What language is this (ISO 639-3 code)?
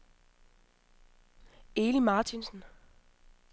dan